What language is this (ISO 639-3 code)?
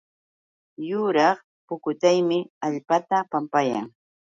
qux